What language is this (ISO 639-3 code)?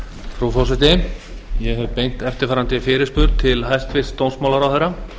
isl